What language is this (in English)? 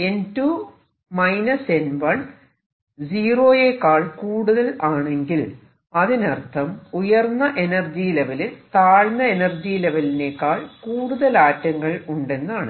Malayalam